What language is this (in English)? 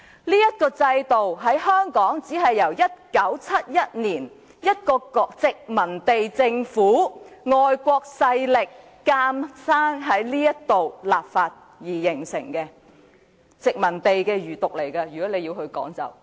Cantonese